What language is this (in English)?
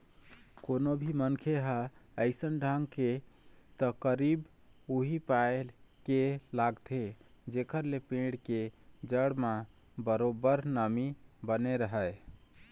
Chhattisgarhi